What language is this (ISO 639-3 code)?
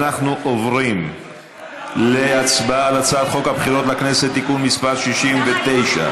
heb